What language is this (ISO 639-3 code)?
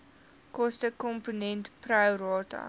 afr